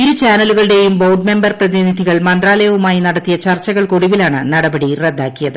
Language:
Malayalam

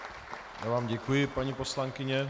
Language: Czech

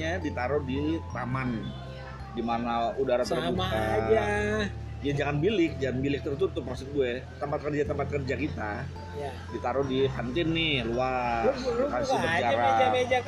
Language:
Indonesian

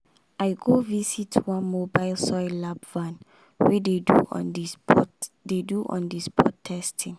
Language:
Nigerian Pidgin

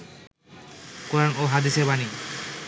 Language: Bangla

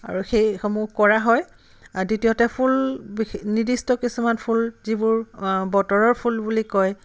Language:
Assamese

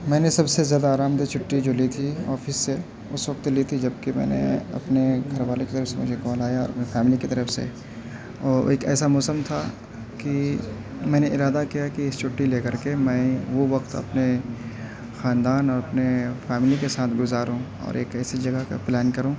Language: Urdu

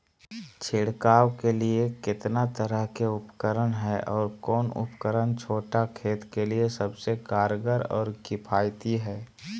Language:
Magahi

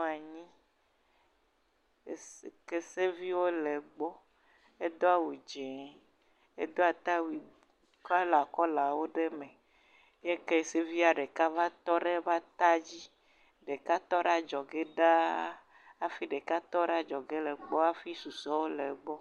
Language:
Ewe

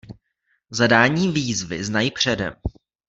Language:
Czech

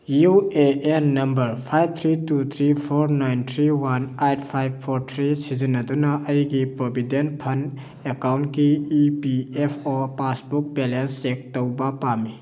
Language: Manipuri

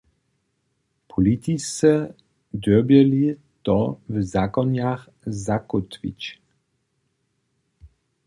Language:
Upper Sorbian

